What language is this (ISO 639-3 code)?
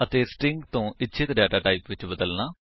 pan